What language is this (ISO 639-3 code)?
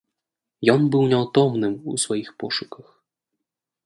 bel